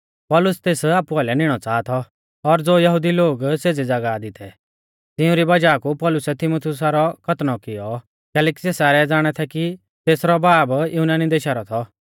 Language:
Mahasu Pahari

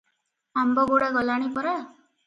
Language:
Odia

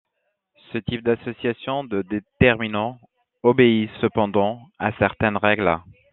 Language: French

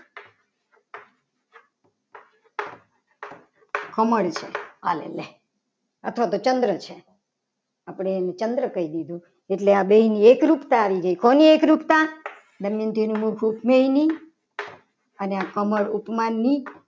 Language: Gujarati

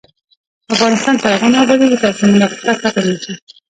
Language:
Pashto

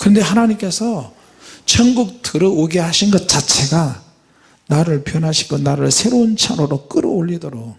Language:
Korean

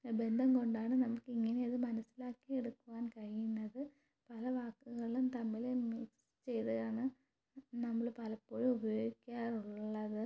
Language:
Malayalam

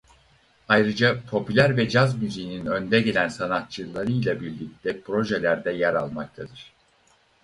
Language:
Turkish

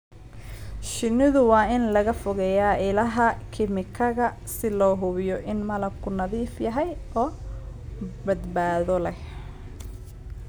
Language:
Somali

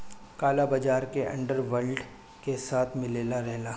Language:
Bhojpuri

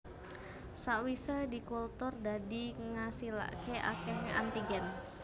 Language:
Javanese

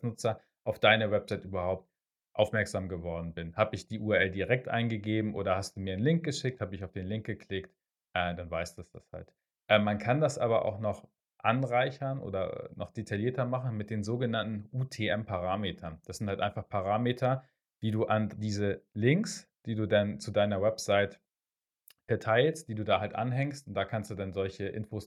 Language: German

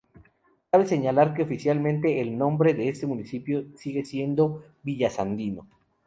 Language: Spanish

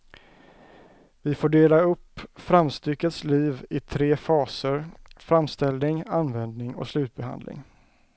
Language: Swedish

